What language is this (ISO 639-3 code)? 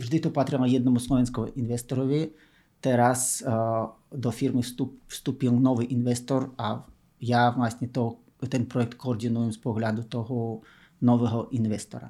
slk